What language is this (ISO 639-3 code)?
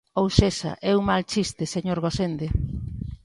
glg